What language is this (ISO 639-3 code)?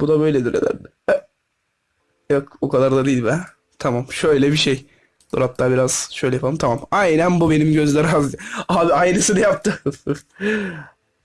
tur